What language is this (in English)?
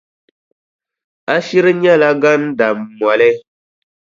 Dagbani